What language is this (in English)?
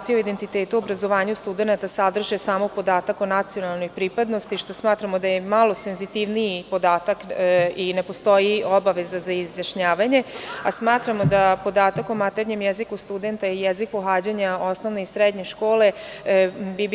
Serbian